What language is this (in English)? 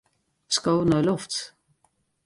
Western Frisian